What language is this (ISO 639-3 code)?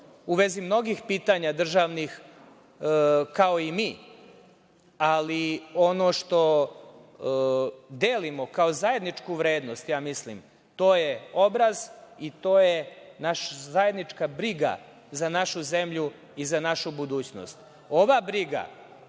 srp